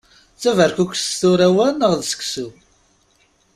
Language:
Kabyle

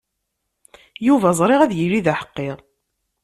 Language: Kabyle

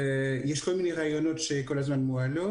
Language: Hebrew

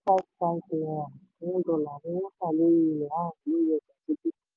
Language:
Yoruba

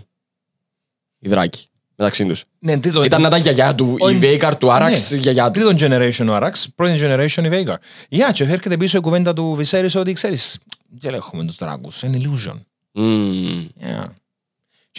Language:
Greek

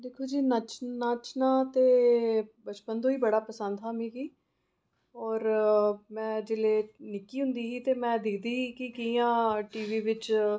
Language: Dogri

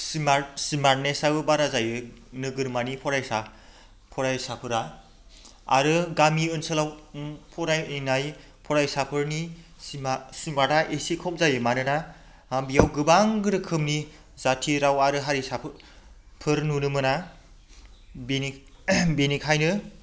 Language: Bodo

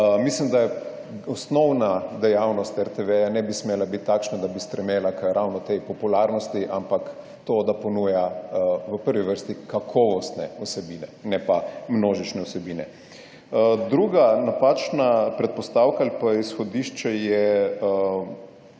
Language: Slovenian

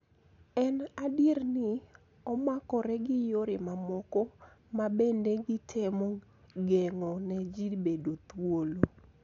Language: Luo (Kenya and Tanzania)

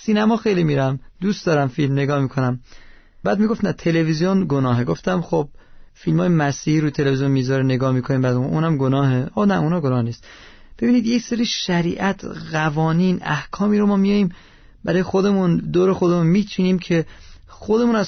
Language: Persian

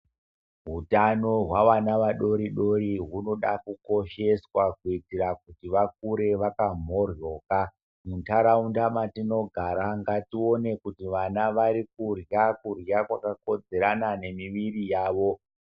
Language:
Ndau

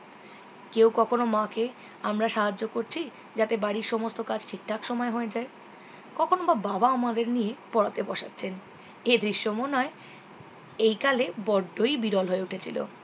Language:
Bangla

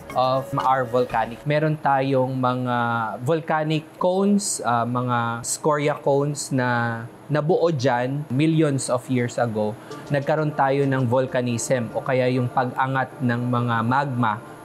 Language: Filipino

